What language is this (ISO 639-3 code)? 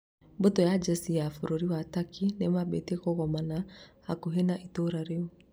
kik